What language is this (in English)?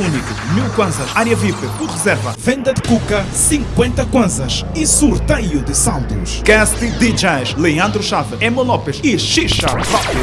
Portuguese